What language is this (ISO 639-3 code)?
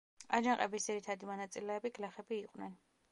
kat